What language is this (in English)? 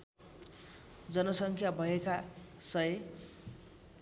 Nepali